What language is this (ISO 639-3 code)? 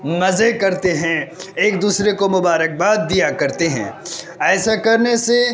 urd